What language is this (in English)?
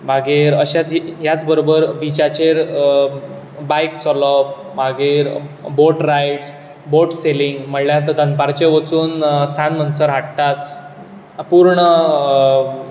Konkani